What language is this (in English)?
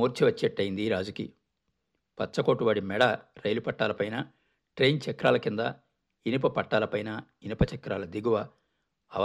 Telugu